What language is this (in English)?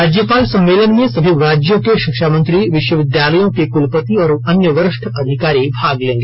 Hindi